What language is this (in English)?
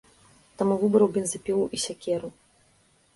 Belarusian